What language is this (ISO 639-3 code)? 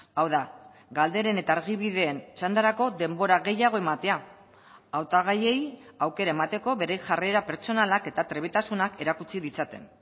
eus